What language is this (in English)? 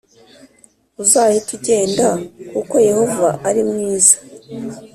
Kinyarwanda